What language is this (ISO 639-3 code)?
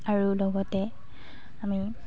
asm